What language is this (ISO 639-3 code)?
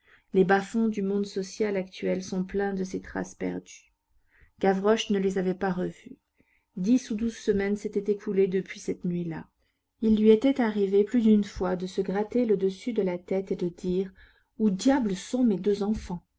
fra